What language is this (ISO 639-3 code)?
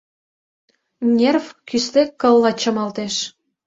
chm